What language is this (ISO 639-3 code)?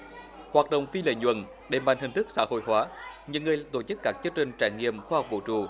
vie